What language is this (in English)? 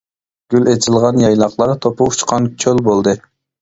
Uyghur